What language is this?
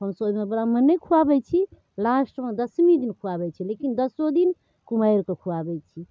Maithili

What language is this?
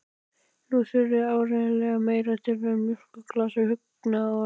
Icelandic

